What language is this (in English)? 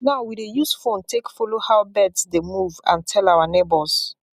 Nigerian Pidgin